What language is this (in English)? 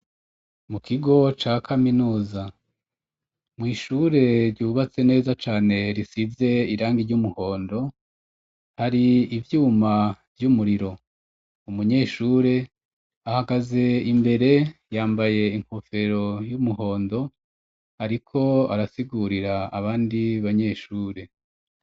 Rundi